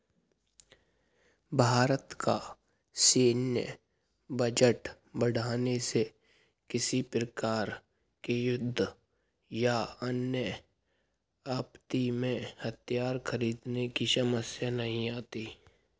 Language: Hindi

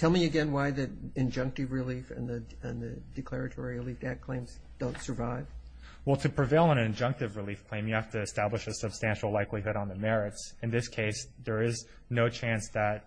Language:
English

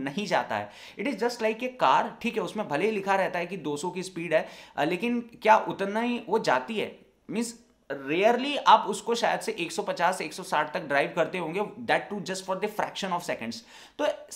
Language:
Hindi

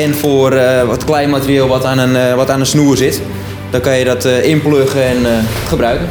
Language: Dutch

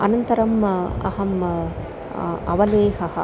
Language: Sanskrit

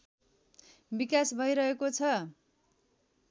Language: Nepali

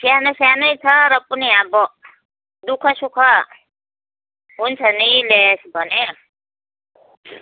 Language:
Nepali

